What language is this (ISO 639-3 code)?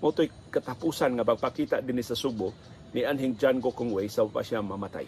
fil